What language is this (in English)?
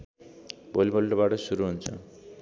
Nepali